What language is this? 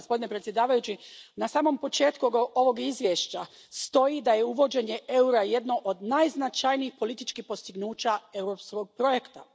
Croatian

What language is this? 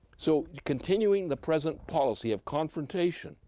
English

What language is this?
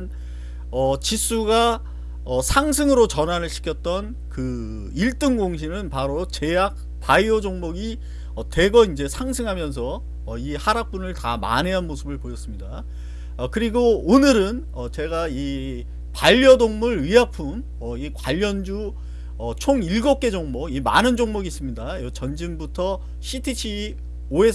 Korean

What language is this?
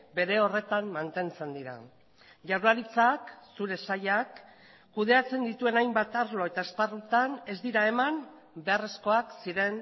Basque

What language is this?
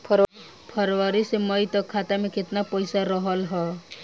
Bhojpuri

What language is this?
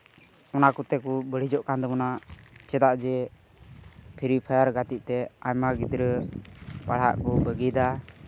Santali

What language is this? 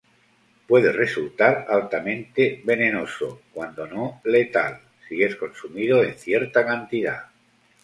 Spanish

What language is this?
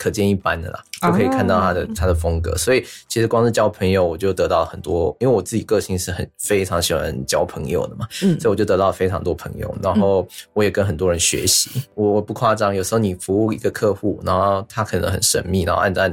Chinese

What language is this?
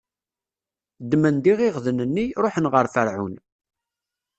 Kabyle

